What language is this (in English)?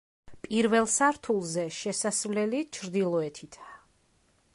Georgian